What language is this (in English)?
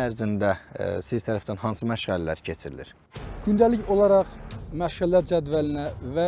Turkish